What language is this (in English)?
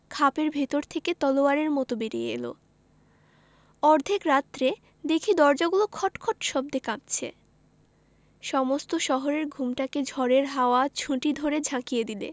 Bangla